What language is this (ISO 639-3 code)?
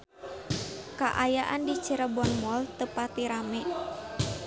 sun